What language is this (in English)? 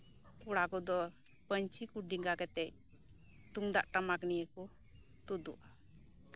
Santali